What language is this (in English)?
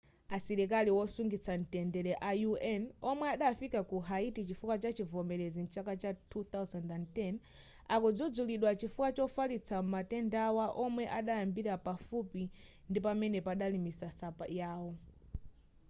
Nyanja